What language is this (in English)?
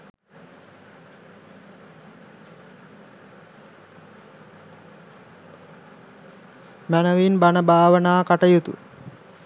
Sinhala